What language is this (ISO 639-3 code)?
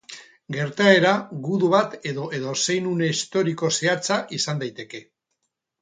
eus